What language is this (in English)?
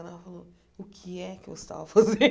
Portuguese